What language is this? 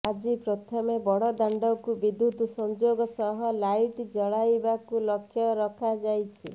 Odia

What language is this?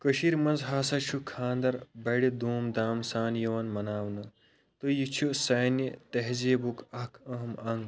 Kashmiri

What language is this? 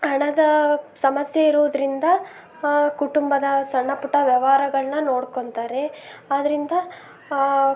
Kannada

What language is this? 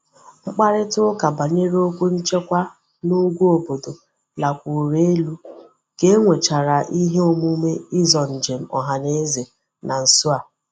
Igbo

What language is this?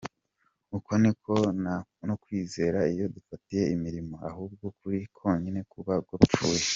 Kinyarwanda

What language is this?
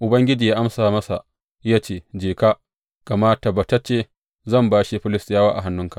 Hausa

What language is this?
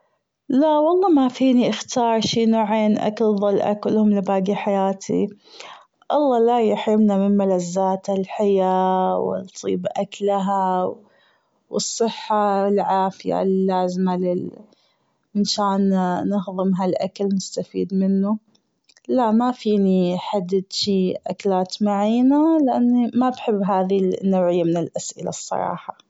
Gulf Arabic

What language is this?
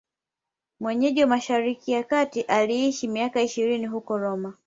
Swahili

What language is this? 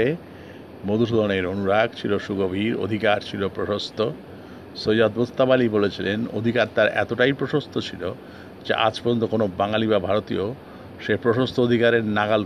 Bangla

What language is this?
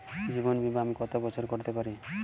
Bangla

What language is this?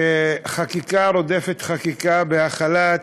Hebrew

